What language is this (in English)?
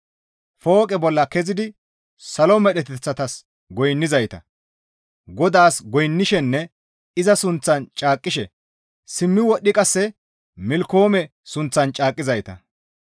Gamo